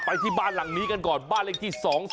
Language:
Thai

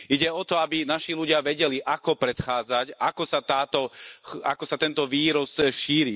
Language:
Slovak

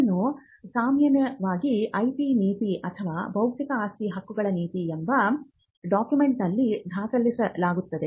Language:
Kannada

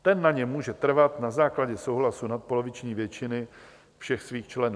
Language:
Czech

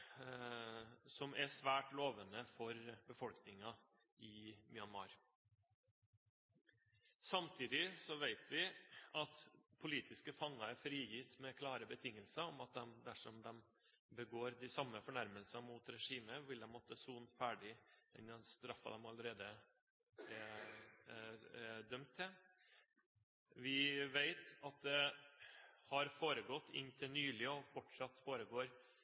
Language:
Norwegian Bokmål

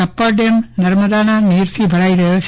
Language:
Gujarati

